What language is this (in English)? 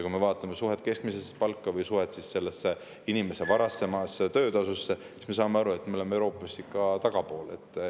Estonian